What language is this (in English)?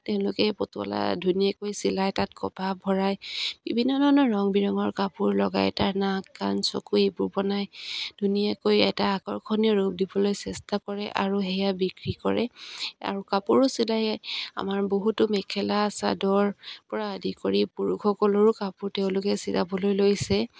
Assamese